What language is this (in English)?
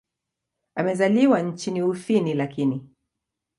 Swahili